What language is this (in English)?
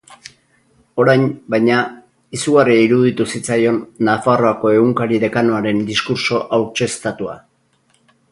Basque